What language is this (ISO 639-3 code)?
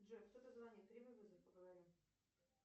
rus